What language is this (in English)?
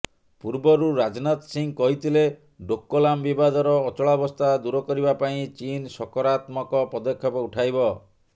Odia